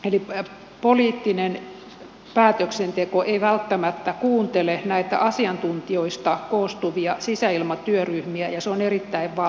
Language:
Finnish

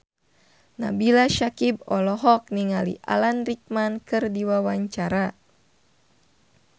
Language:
Sundanese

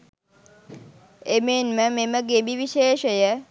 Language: Sinhala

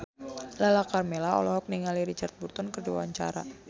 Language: Sundanese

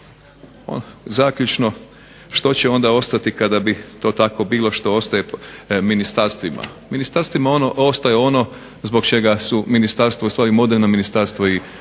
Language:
Croatian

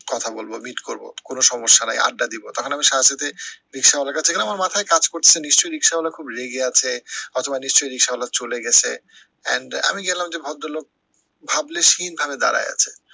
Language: Bangla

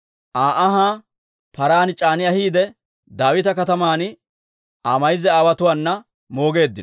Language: Dawro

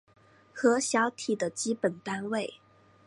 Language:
Chinese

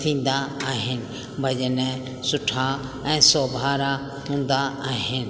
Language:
Sindhi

